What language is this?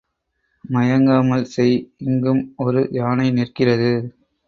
Tamil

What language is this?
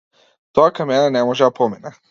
Macedonian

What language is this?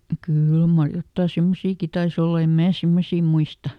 Finnish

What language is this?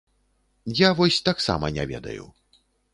Belarusian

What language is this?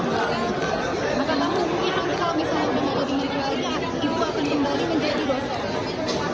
Indonesian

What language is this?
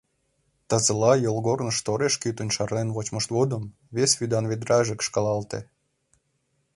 Mari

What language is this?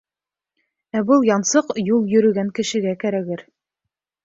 Bashkir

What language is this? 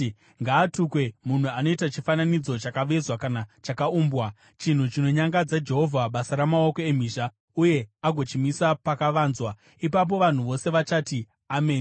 Shona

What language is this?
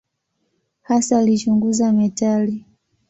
Swahili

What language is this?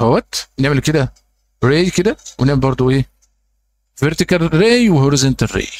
Arabic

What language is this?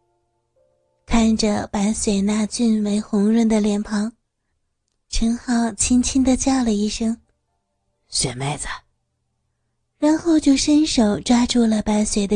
Chinese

